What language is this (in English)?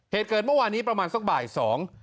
Thai